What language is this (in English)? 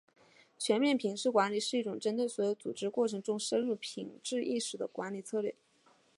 Chinese